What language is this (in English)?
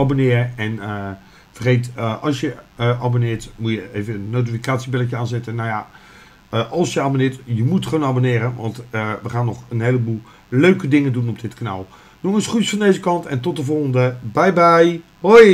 Dutch